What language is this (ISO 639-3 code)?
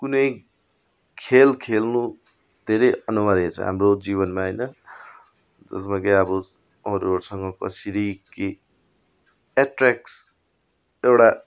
nep